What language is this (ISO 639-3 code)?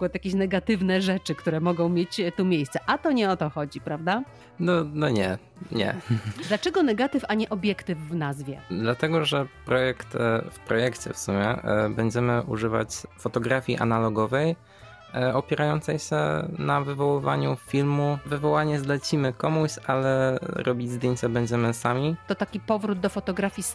pol